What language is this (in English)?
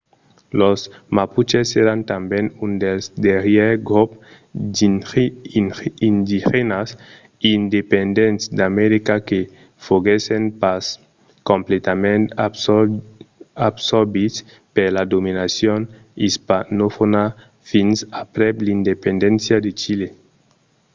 Occitan